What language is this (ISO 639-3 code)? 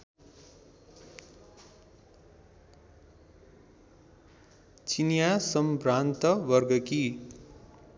nep